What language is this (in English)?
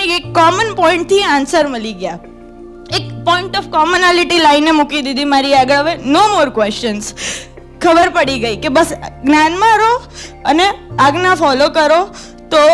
Gujarati